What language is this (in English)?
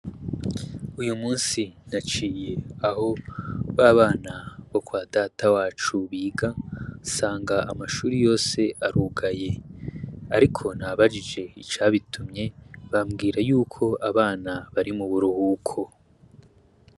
Rundi